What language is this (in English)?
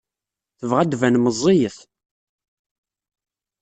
Kabyle